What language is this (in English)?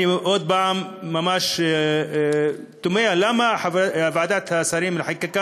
Hebrew